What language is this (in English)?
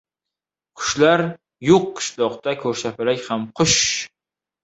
Uzbek